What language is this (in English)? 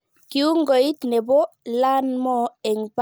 Kalenjin